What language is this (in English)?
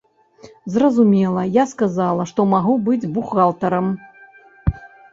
Belarusian